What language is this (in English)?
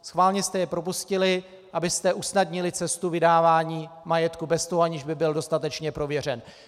Czech